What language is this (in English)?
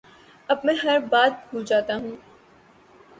Urdu